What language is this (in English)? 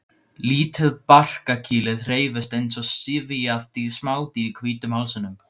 Icelandic